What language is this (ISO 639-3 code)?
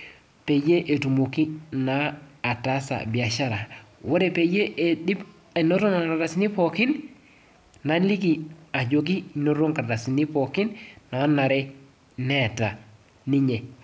mas